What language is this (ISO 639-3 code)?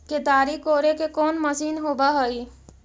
mag